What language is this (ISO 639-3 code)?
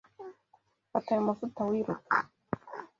kin